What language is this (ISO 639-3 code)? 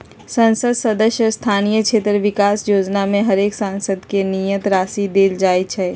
mag